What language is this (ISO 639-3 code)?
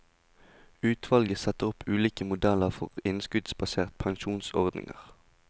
nor